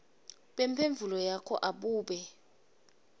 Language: Swati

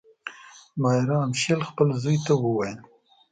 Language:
Pashto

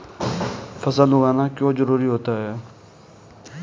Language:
Hindi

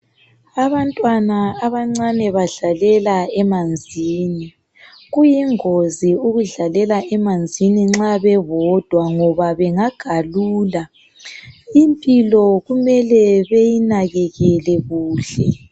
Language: North Ndebele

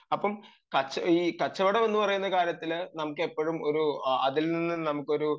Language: Malayalam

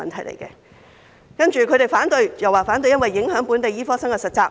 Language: Cantonese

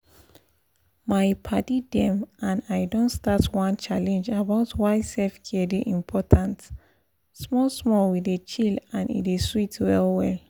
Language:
Nigerian Pidgin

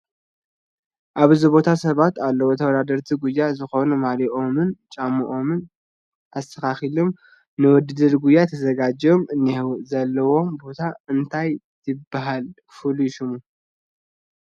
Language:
Tigrinya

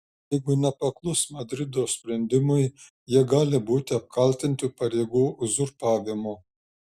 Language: Lithuanian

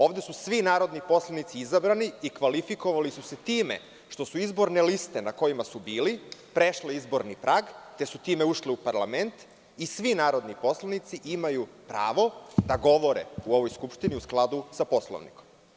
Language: Serbian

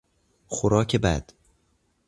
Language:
Persian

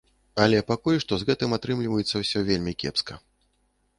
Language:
Belarusian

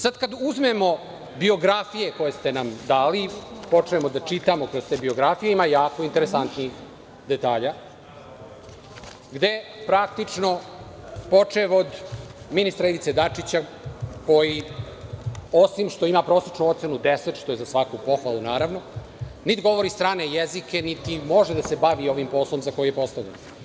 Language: Serbian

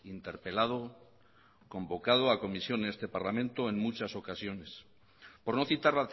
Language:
Spanish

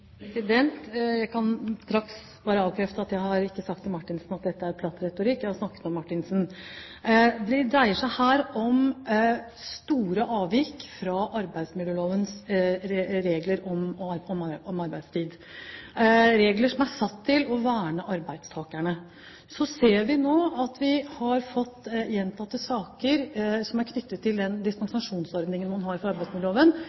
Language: Norwegian Bokmål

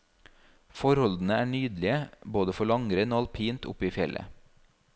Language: Norwegian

